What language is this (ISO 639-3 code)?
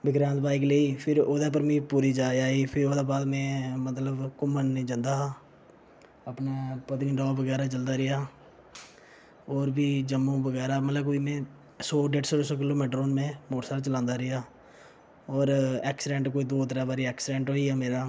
doi